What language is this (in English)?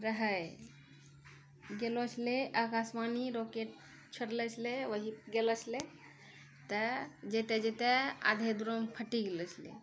Maithili